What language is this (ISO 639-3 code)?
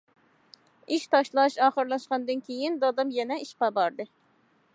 uig